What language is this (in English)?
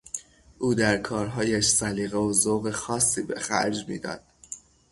Persian